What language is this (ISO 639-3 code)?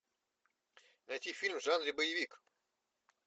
rus